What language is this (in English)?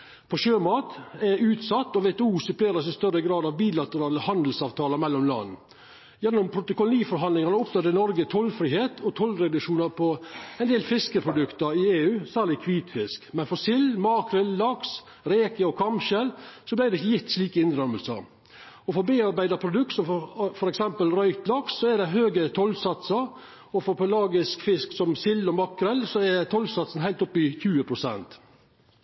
Norwegian Nynorsk